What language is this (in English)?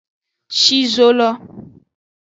Aja (Benin)